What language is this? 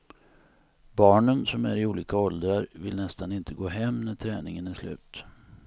Swedish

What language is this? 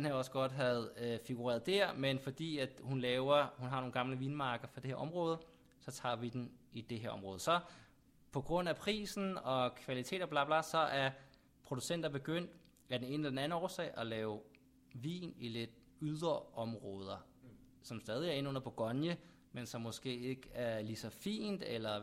Danish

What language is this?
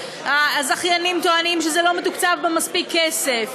Hebrew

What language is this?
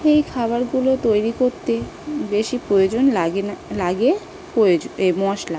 Bangla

